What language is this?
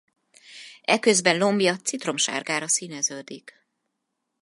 Hungarian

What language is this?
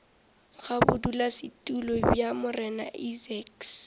Northern Sotho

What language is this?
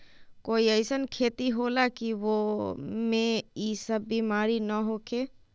Magahi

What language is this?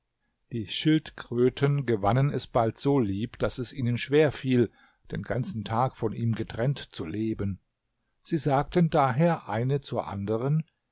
German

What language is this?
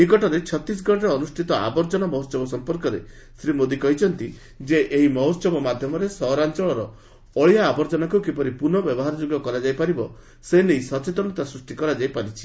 Odia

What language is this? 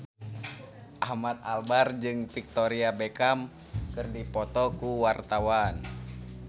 Sundanese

